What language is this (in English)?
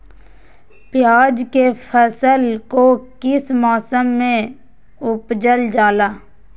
Magahi